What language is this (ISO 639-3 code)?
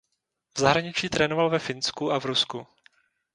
ces